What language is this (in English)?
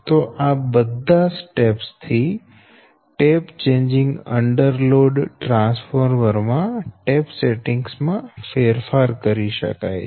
Gujarati